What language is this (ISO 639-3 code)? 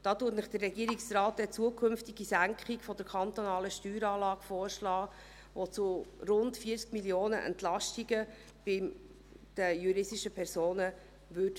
gsw